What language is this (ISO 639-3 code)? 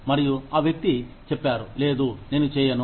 tel